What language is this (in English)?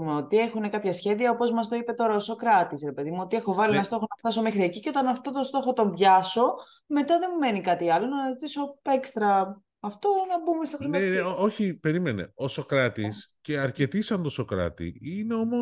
Greek